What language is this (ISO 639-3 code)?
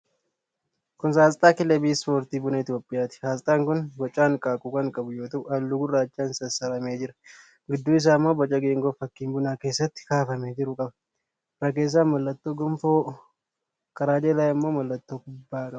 orm